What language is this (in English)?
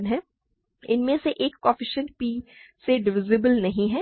Hindi